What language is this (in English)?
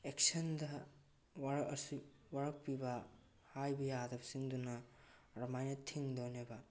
Manipuri